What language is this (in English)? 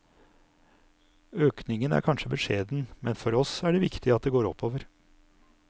Norwegian